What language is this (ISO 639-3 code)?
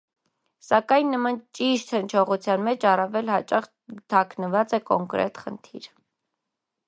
hye